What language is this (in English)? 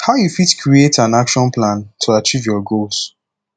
Nigerian Pidgin